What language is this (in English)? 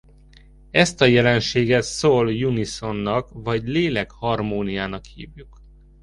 Hungarian